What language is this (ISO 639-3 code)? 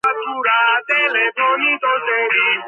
kat